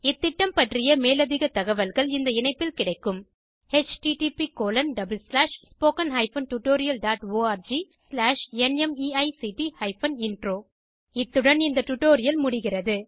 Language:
Tamil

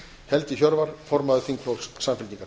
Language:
Icelandic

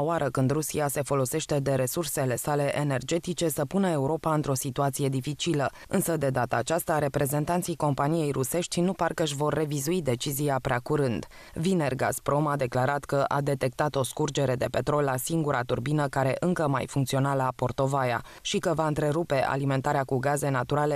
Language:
Romanian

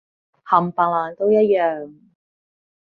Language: Cantonese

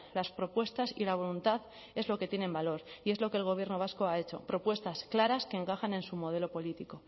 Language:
Spanish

